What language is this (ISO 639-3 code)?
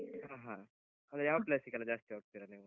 kan